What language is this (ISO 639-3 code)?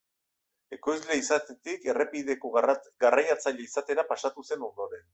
eus